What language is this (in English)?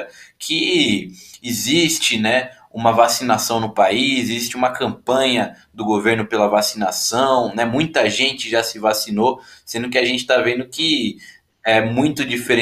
Portuguese